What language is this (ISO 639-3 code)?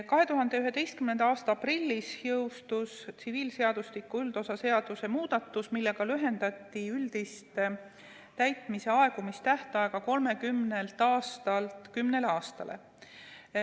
est